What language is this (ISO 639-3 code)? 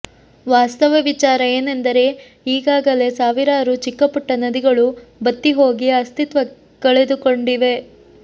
kan